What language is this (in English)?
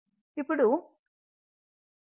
Telugu